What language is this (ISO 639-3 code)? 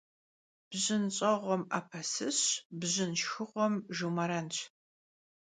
kbd